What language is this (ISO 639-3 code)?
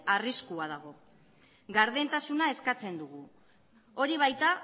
eus